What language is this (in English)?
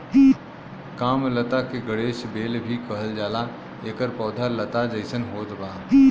Bhojpuri